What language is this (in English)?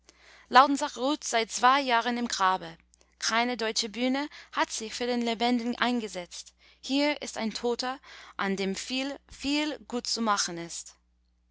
German